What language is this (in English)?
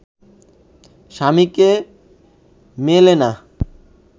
Bangla